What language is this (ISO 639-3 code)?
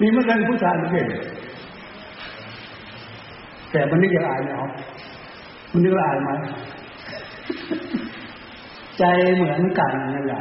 tha